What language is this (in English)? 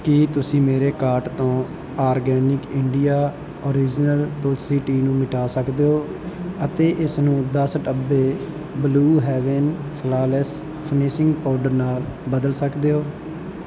Punjabi